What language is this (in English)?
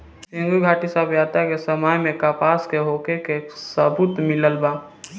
Bhojpuri